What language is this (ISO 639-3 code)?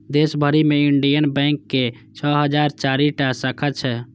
mai